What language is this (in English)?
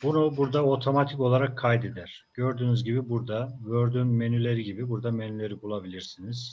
Turkish